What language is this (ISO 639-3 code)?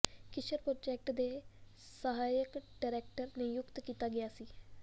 pan